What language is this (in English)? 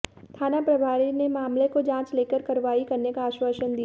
Hindi